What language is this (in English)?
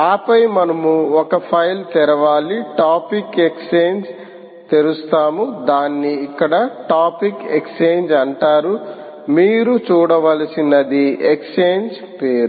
Telugu